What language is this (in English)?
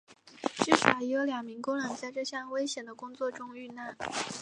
Chinese